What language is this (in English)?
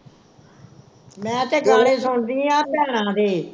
Punjabi